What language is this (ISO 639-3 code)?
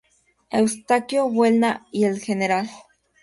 spa